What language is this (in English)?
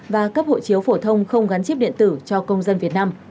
Vietnamese